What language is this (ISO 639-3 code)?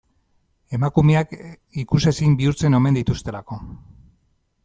eus